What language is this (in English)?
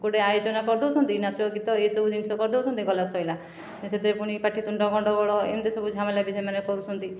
Odia